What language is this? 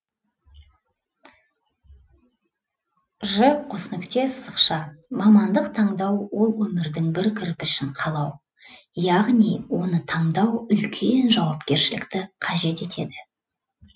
Kazakh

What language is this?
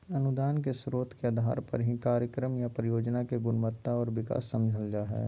Magahi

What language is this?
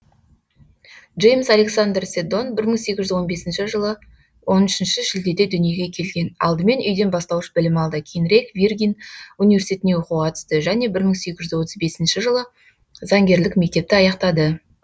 Kazakh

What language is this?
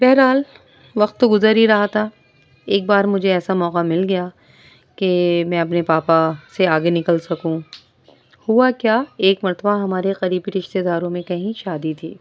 Urdu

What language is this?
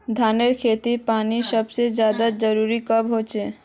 Magahi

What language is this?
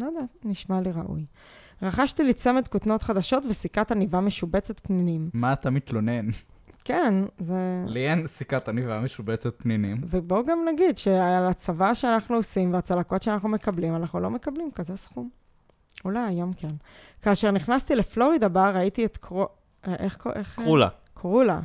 Hebrew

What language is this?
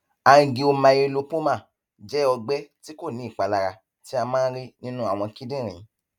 Yoruba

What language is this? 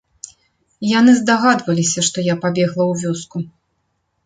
Belarusian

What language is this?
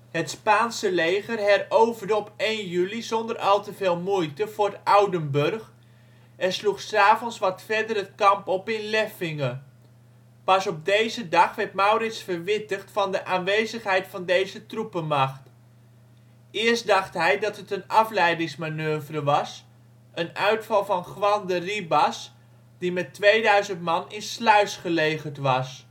Dutch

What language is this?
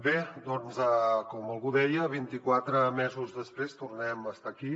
Catalan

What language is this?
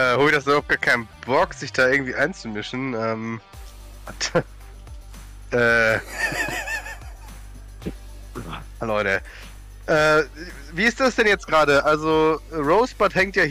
German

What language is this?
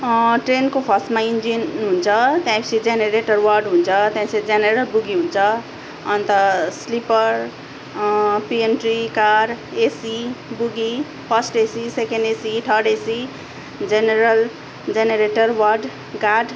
Nepali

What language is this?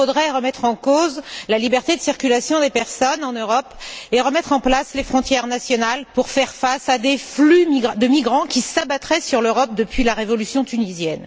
French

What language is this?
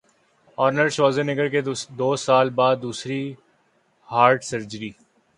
Urdu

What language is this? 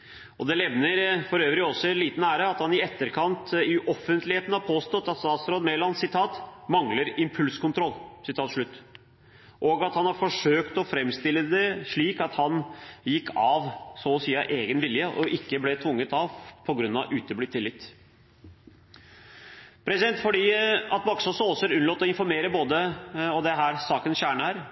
Norwegian Bokmål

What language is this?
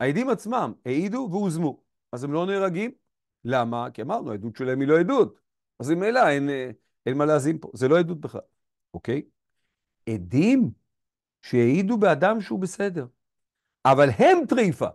Hebrew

